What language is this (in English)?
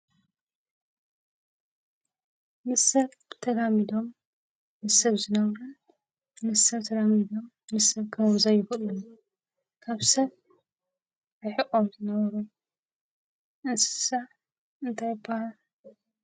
Tigrinya